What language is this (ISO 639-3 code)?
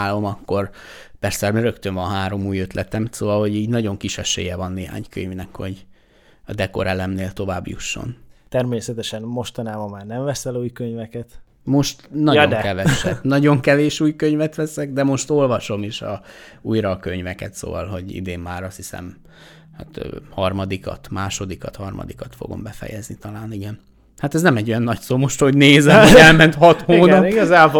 hun